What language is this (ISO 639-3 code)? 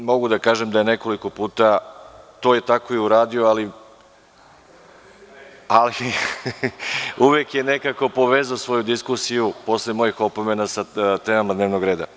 srp